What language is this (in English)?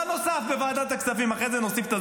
Hebrew